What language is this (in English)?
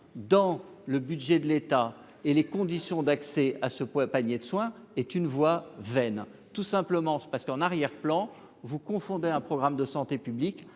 French